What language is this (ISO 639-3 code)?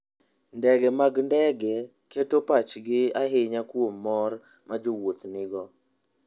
luo